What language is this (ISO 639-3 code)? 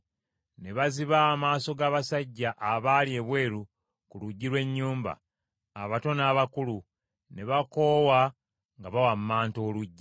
lug